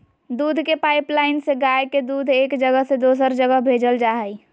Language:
Magahi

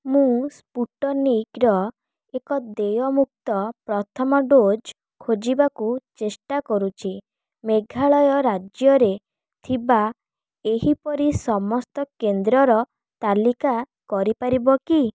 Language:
Odia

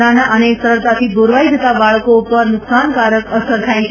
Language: Gujarati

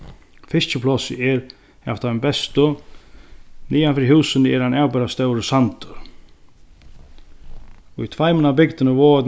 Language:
Faroese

